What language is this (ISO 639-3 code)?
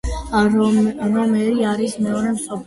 kat